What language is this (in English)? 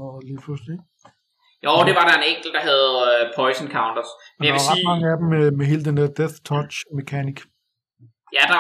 Danish